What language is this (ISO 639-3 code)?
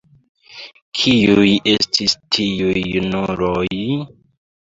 epo